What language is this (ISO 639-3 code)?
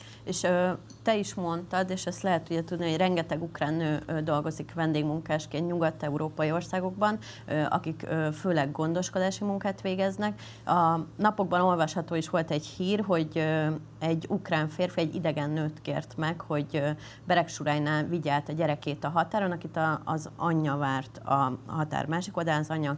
hun